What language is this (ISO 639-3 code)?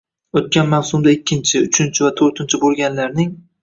uzb